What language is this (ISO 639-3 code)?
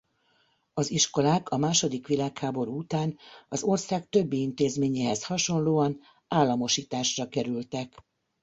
hun